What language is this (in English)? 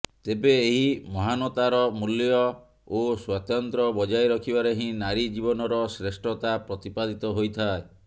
Odia